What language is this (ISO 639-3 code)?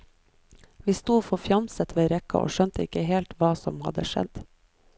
nor